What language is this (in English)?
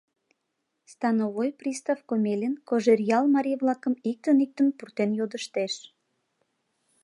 Mari